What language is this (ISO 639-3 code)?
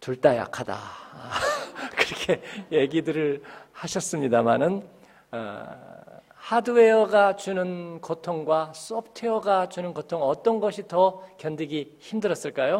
kor